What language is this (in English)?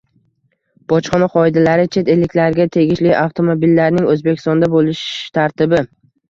Uzbek